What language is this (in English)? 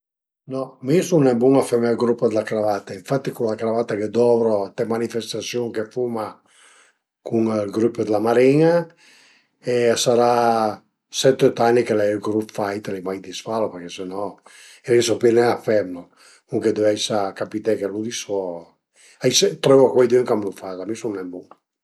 Piedmontese